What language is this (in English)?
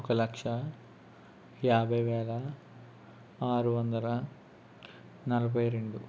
Telugu